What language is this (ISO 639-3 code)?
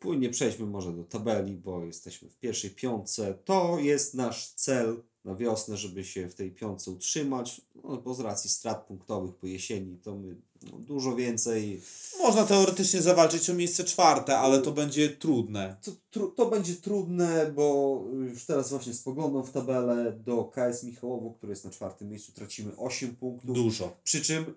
pol